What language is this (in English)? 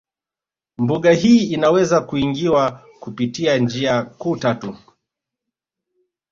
Swahili